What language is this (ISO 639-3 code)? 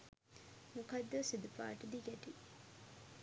sin